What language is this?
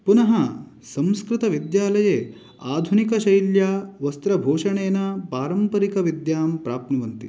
Sanskrit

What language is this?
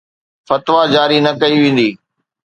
Sindhi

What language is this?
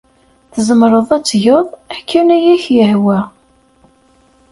Kabyle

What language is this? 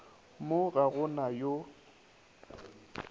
Northern Sotho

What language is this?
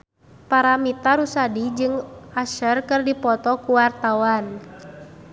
Sundanese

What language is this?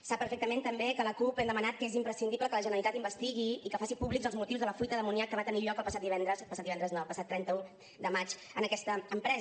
Catalan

